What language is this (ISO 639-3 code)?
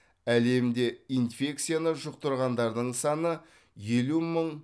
kaz